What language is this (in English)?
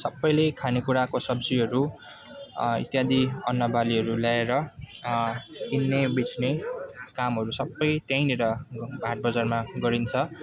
Nepali